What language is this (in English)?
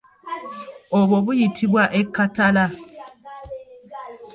Ganda